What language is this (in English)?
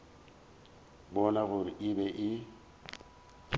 Northern Sotho